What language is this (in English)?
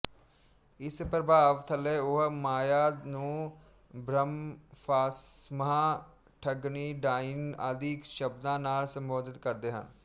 Punjabi